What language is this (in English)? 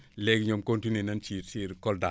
Wolof